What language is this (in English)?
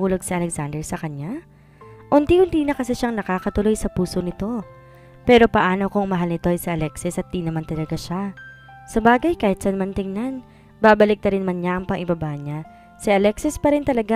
Filipino